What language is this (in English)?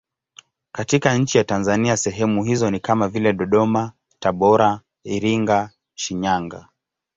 Swahili